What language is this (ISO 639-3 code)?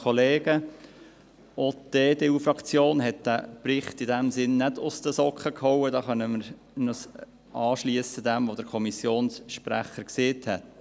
gsw